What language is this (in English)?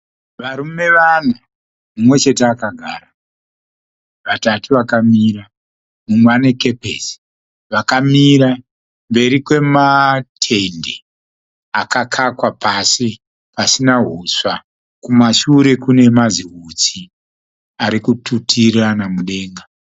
Shona